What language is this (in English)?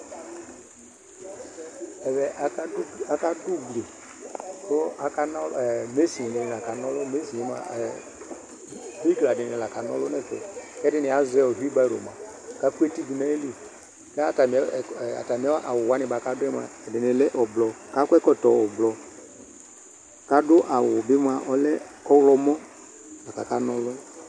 Ikposo